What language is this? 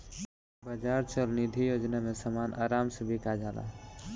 Bhojpuri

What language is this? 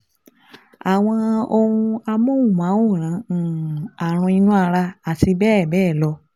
Yoruba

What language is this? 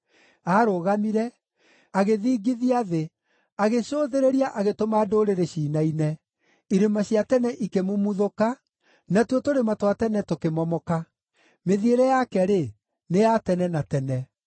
Kikuyu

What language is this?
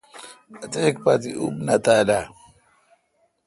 Kalkoti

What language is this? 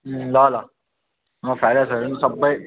Nepali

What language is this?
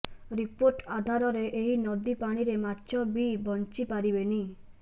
Odia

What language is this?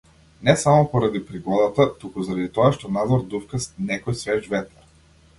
Macedonian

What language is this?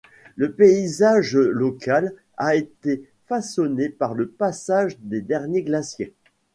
French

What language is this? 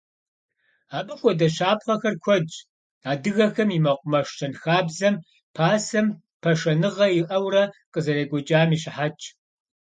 Kabardian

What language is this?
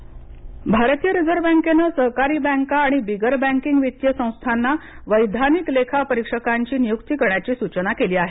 Marathi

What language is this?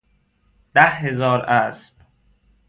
Persian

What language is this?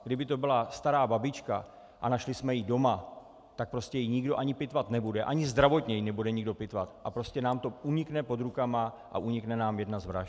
Czech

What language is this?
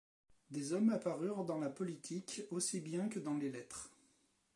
French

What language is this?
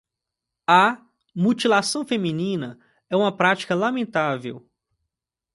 Portuguese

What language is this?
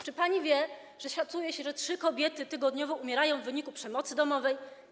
Polish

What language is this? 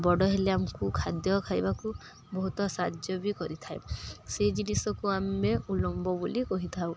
Odia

